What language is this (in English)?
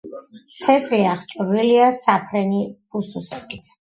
Georgian